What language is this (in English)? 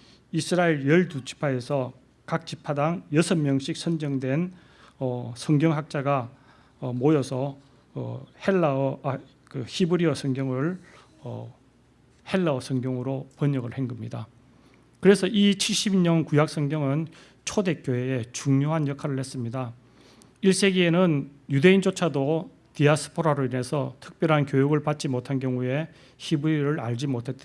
Korean